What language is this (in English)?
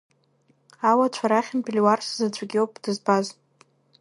Abkhazian